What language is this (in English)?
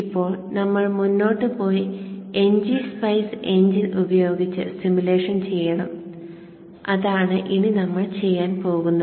Malayalam